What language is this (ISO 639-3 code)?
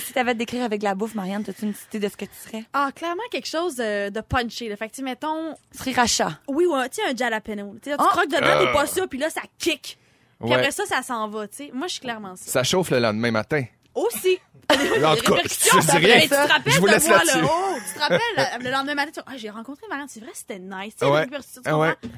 fra